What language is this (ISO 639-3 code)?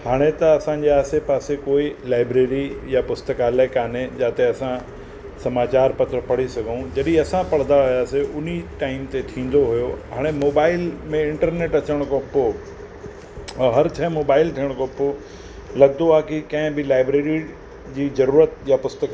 snd